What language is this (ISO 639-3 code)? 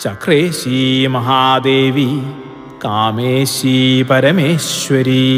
mal